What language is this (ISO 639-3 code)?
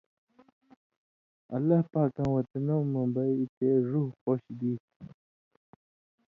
mvy